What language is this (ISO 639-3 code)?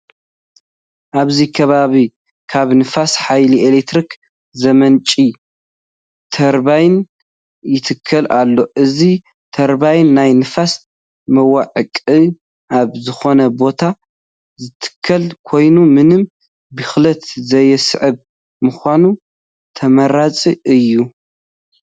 tir